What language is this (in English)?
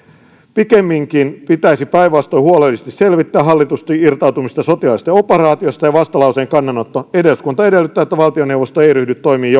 Finnish